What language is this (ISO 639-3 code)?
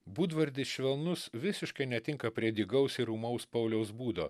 lit